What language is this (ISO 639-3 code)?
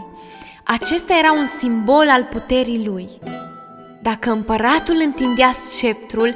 ron